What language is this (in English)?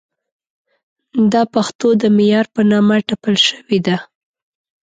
Pashto